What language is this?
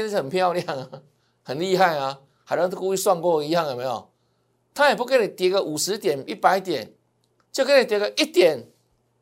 Chinese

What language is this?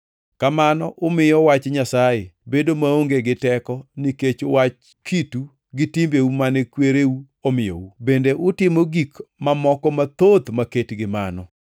Luo (Kenya and Tanzania)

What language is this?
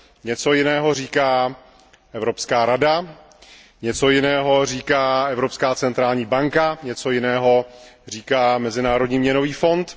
Czech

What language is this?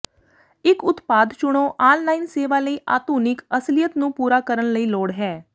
Punjabi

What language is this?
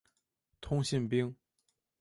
Chinese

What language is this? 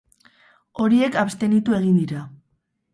Basque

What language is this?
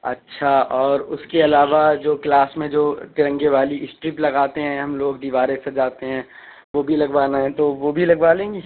Urdu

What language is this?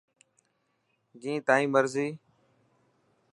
Dhatki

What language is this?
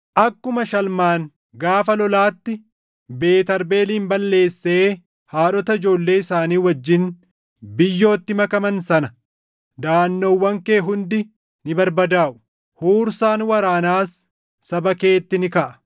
Oromo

